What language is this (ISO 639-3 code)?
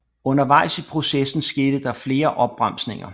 dan